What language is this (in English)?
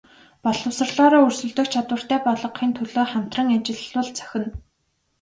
Mongolian